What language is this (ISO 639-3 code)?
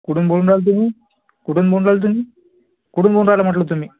mar